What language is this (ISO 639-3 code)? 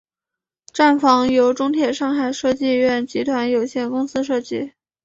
zho